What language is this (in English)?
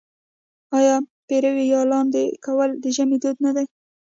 Pashto